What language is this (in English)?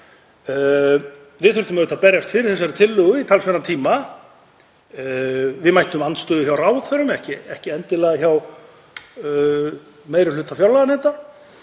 Icelandic